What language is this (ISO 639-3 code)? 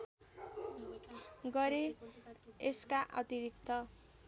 nep